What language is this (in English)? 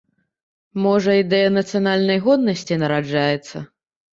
Belarusian